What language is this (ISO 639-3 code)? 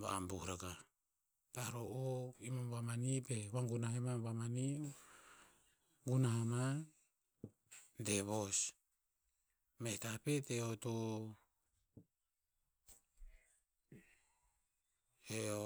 tpz